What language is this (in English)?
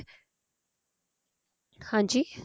Punjabi